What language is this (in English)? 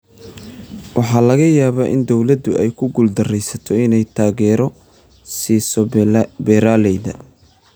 Somali